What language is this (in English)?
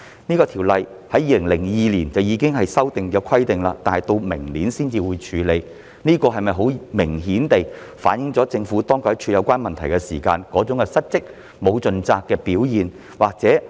Cantonese